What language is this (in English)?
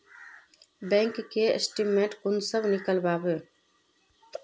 Magahi